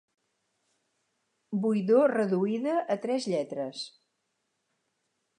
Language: Catalan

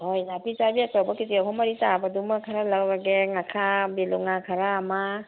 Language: Manipuri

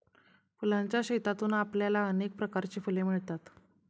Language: Marathi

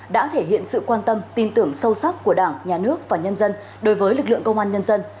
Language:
Vietnamese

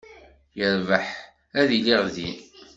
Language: Kabyle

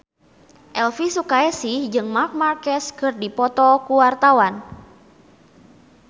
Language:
Sundanese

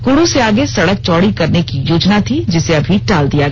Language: Hindi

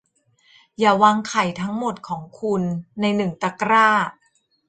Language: Thai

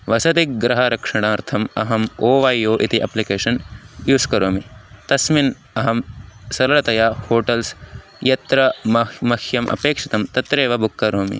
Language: Sanskrit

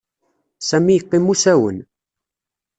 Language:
Kabyle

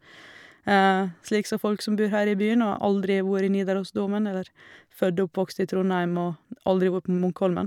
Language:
Norwegian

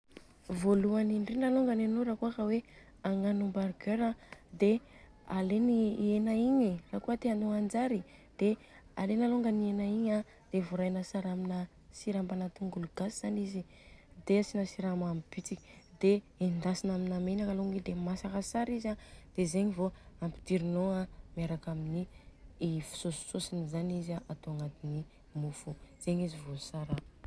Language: Southern Betsimisaraka Malagasy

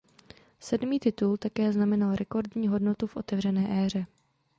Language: Czech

